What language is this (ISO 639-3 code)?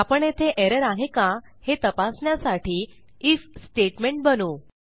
mar